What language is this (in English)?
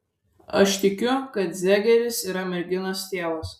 Lithuanian